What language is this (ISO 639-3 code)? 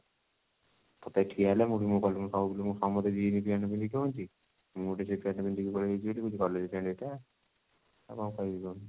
ori